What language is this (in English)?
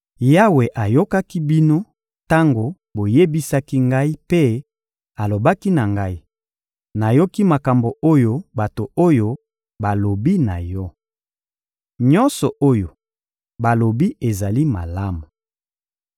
Lingala